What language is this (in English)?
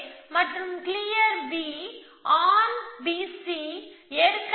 Tamil